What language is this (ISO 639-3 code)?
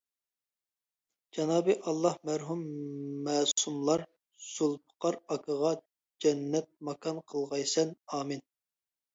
uig